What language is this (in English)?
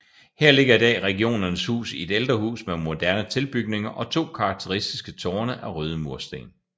Danish